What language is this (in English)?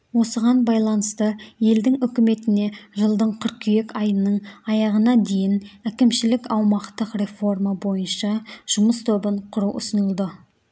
Kazakh